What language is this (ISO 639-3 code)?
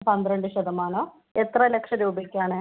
mal